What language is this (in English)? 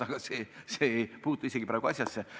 Estonian